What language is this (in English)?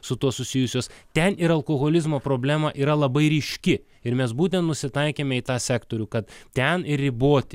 Lithuanian